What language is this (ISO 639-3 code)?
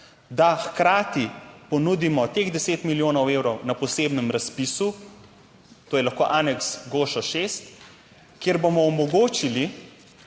slv